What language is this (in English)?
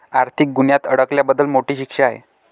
Marathi